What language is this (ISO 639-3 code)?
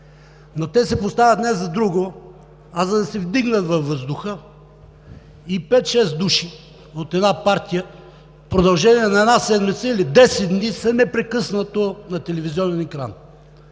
bul